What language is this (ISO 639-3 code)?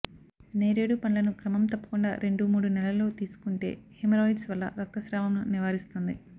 tel